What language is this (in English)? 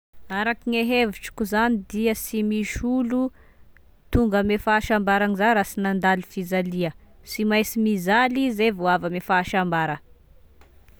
Tesaka Malagasy